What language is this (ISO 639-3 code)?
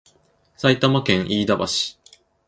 jpn